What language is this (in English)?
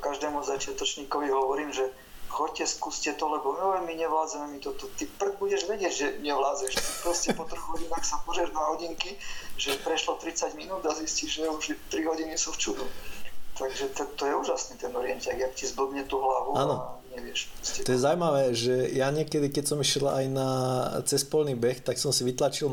Slovak